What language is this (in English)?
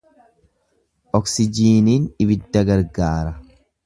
Oromo